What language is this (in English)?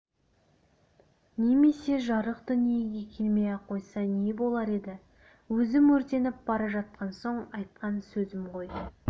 Kazakh